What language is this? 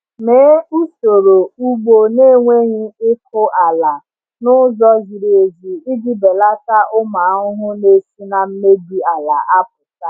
Igbo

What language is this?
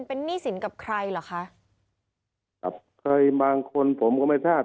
Thai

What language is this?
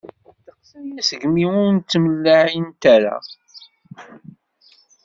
Kabyle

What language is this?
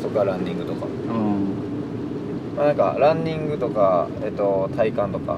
Japanese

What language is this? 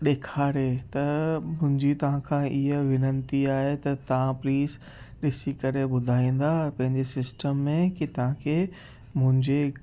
Sindhi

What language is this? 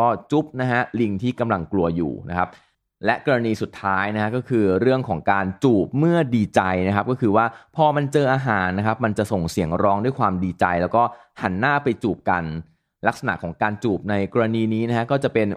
Thai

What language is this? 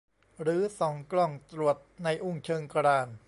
Thai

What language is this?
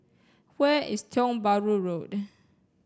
English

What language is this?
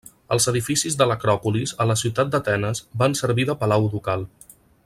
Catalan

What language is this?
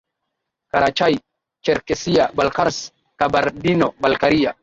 Swahili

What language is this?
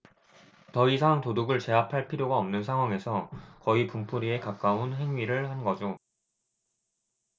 Korean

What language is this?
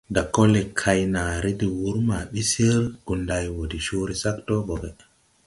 Tupuri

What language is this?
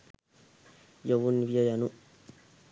Sinhala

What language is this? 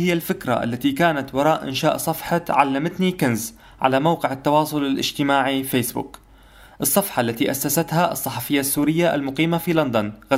Arabic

